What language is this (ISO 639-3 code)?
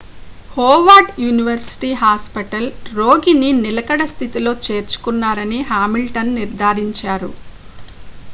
tel